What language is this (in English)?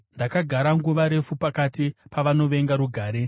Shona